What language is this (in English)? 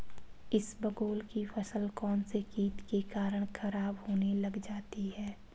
Hindi